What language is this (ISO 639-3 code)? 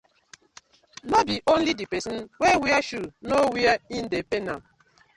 pcm